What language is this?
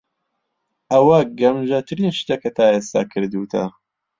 Central Kurdish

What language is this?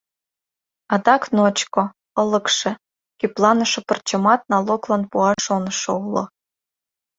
Mari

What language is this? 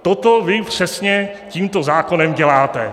Czech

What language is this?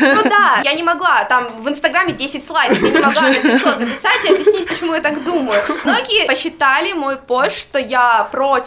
Russian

